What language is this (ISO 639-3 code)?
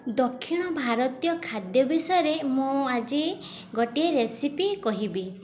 ori